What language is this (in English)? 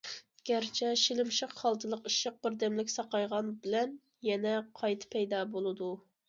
Uyghur